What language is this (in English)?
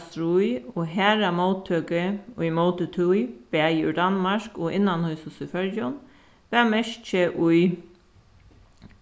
Faroese